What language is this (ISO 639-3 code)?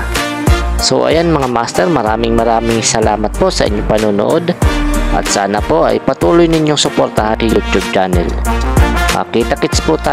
fil